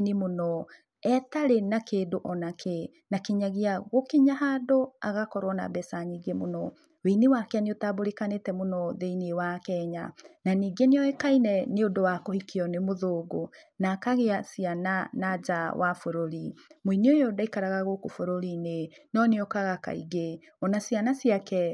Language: Kikuyu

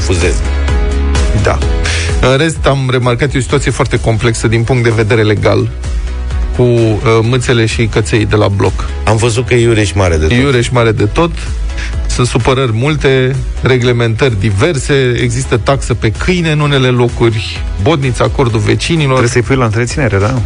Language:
Romanian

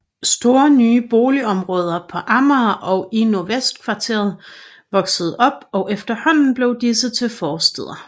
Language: Danish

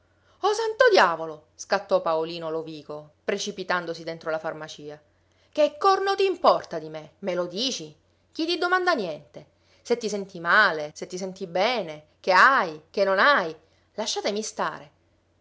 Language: Italian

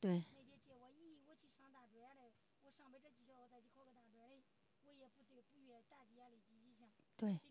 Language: Chinese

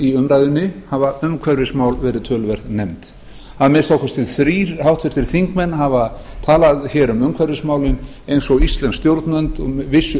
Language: Icelandic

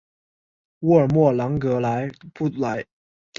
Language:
Chinese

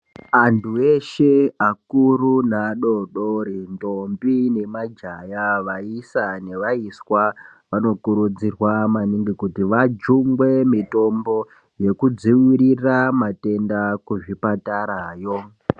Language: Ndau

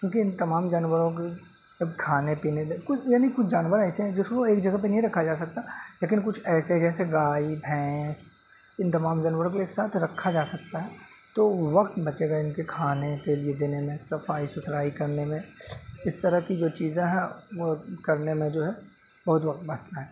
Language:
Urdu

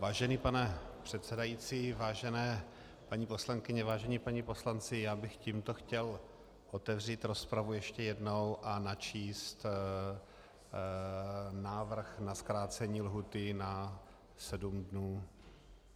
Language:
Czech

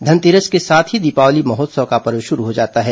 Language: Hindi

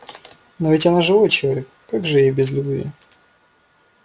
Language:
Russian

